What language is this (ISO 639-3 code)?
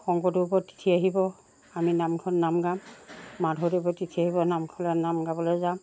asm